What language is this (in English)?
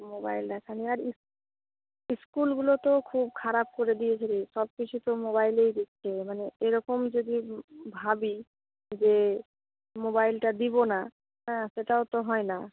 Bangla